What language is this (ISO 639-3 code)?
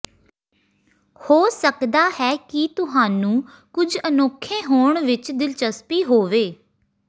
pan